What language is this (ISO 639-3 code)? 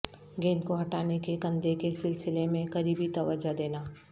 urd